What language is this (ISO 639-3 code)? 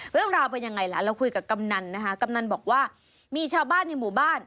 tha